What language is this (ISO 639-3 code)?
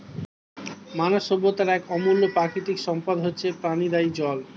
ben